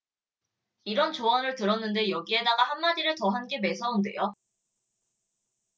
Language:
Korean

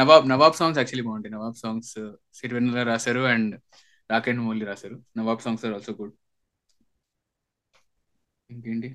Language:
Telugu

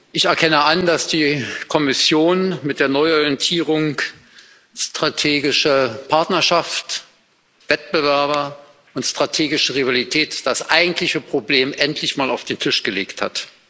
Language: German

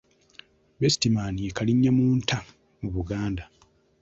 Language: Ganda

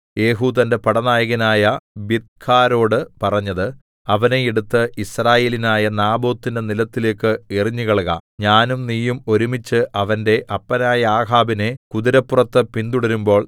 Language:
Malayalam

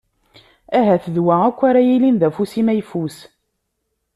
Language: Kabyle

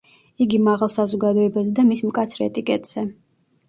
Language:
Georgian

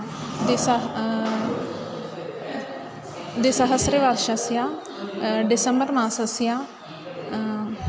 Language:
Sanskrit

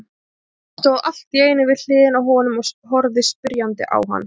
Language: Icelandic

